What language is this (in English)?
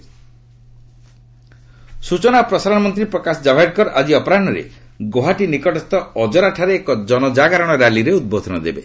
Odia